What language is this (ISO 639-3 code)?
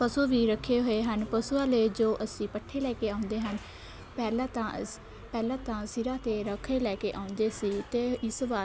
pan